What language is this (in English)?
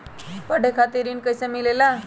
Magahi